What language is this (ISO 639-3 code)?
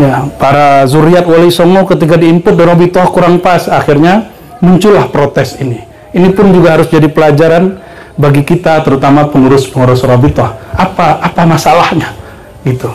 ind